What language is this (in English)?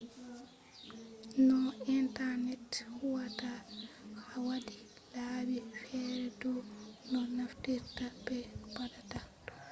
Fula